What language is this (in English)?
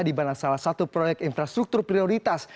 Indonesian